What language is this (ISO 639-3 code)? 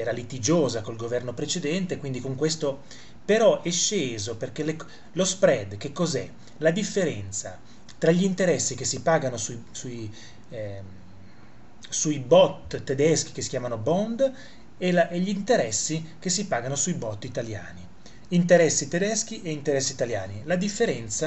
ita